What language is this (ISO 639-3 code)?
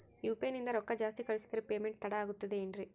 kan